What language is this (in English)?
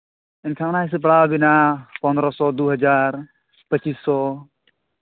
Santali